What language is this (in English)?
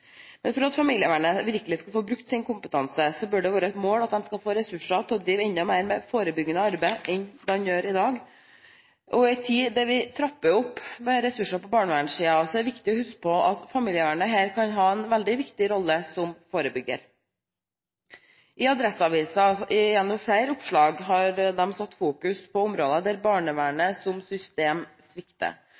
Norwegian Bokmål